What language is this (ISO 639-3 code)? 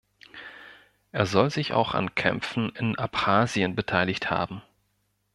deu